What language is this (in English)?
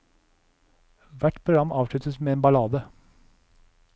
Norwegian